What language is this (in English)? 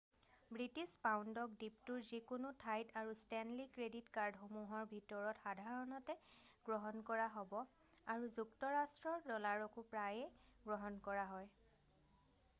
Assamese